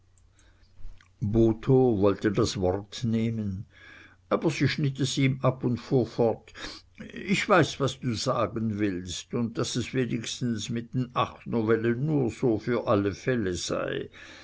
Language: German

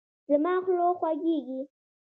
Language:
Pashto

